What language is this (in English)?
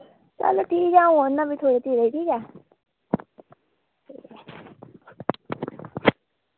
Dogri